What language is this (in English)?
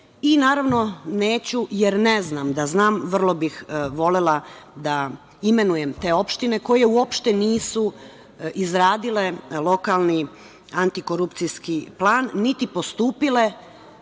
Serbian